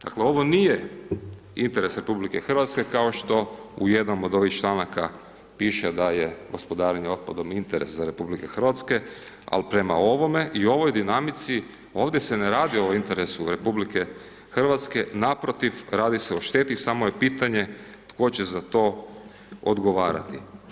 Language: Croatian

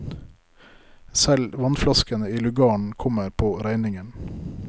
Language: Norwegian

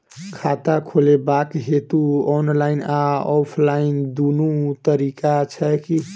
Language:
Maithili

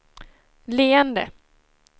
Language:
Swedish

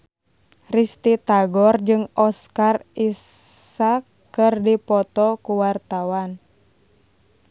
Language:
Sundanese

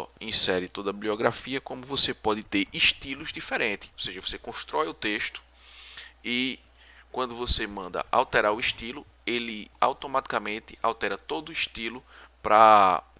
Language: Portuguese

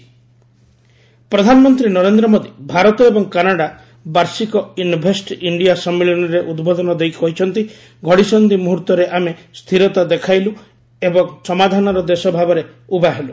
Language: Odia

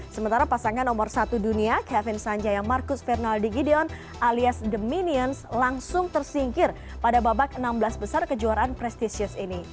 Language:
Indonesian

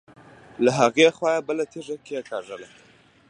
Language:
Pashto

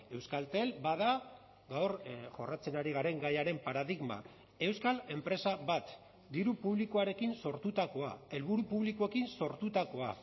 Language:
Basque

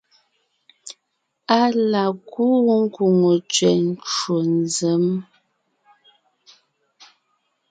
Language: Ngiemboon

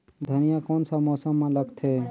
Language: Chhattisgarhi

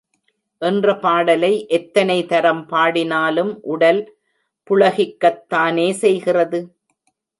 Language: Tamil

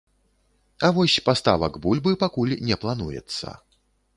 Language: Belarusian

